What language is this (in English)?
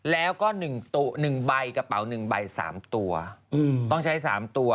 Thai